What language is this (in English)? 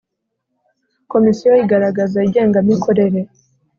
Kinyarwanda